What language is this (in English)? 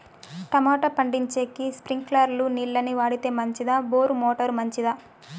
Telugu